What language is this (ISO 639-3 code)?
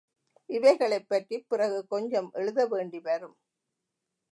tam